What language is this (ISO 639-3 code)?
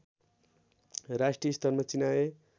nep